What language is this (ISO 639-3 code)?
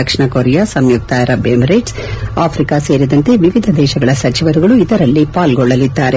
kan